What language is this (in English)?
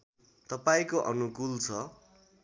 Nepali